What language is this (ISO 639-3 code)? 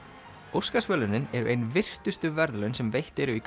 isl